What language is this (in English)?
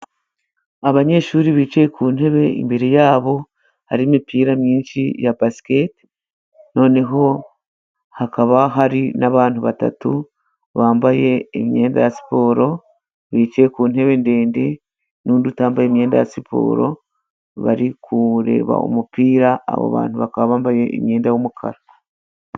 Kinyarwanda